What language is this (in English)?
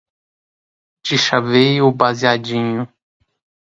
Portuguese